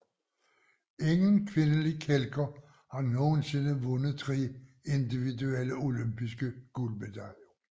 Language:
Danish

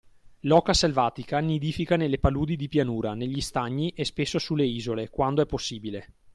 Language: Italian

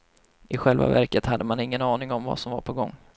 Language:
Swedish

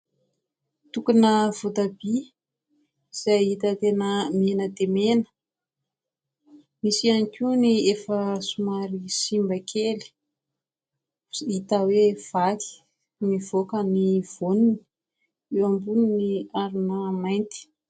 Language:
Malagasy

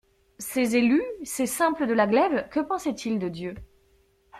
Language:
French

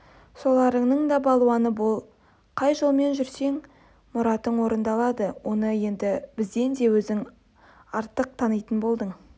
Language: Kazakh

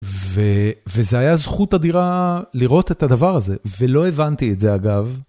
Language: Hebrew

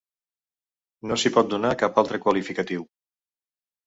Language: Catalan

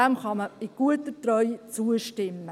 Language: Swiss German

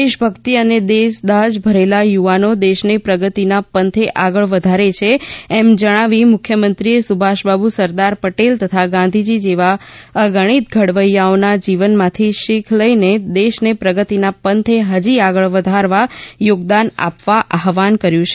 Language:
Gujarati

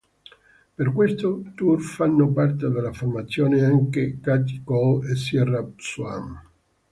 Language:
Italian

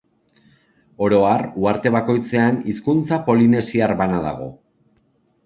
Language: Basque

